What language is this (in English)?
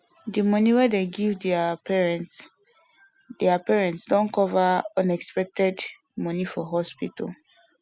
Nigerian Pidgin